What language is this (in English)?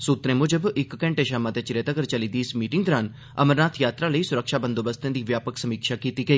Dogri